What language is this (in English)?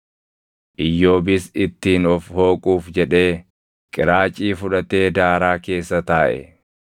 Oromo